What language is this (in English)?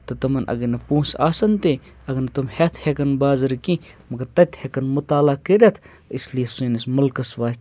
Kashmiri